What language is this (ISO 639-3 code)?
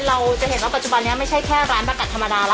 tha